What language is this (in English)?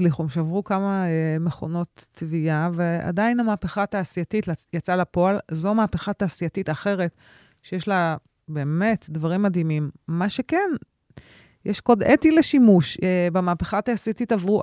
Hebrew